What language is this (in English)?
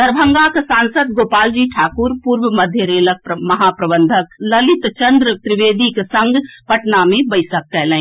Maithili